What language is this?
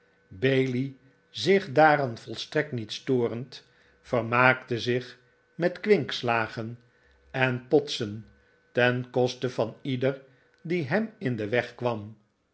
Dutch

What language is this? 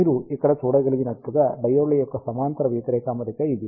Telugu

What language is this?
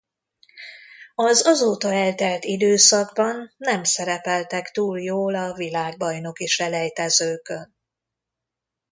Hungarian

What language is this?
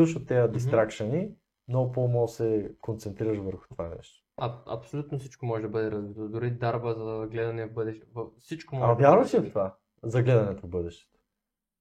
Bulgarian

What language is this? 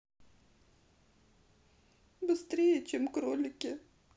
Russian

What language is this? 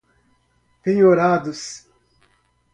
Portuguese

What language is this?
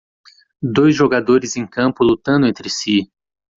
Portuguese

